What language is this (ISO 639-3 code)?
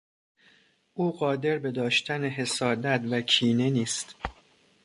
fas